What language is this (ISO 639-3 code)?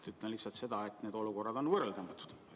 est